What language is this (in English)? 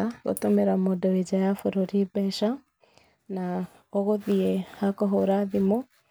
Kikuyu